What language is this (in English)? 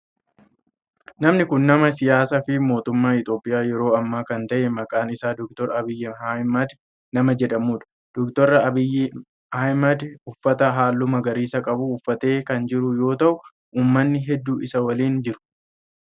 Oromo